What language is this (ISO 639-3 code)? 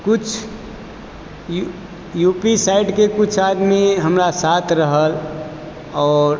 mai